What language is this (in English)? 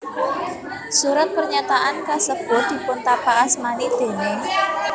Javanese